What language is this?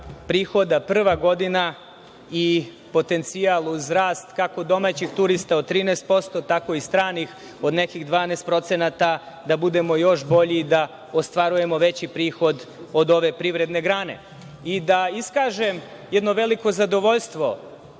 Serbian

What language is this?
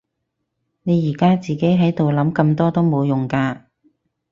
Cantonese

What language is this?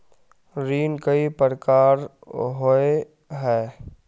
Magahi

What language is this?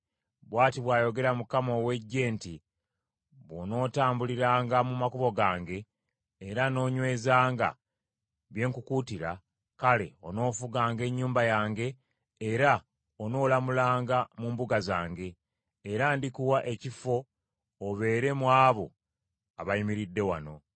Ganda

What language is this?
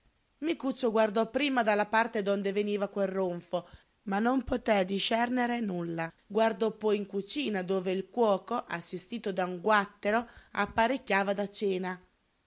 Italian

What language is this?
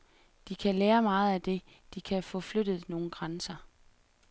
Danish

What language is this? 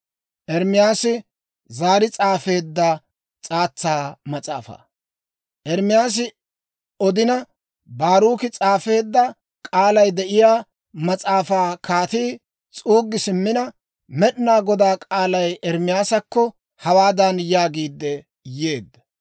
Dawro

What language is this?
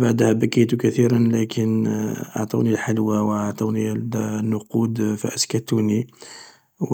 Algerian Arabic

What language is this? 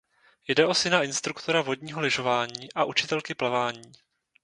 Czech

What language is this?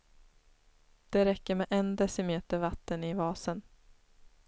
Swedish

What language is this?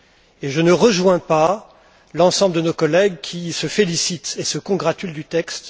French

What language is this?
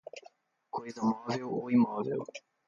Portuguese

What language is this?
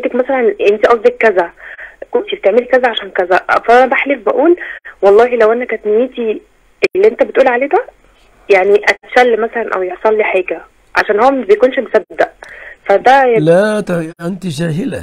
Arabic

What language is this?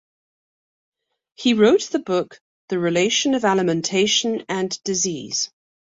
English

